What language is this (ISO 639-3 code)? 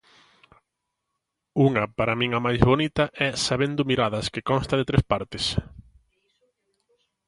glg